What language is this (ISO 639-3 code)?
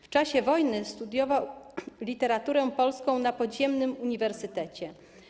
pol